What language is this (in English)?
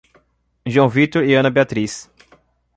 Portuguese